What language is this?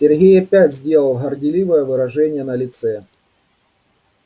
Russian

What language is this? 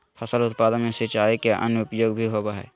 Magahi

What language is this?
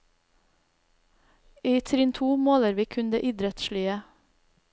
Norwegian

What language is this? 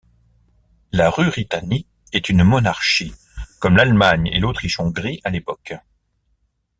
French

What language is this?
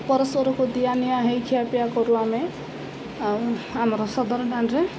Odia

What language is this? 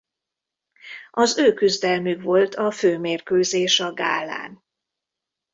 Hungarian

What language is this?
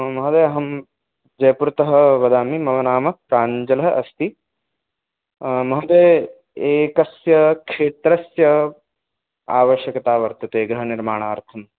Sanskrit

